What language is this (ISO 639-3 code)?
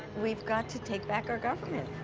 eng